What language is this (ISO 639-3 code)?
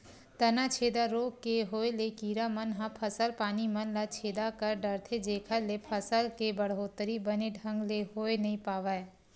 hne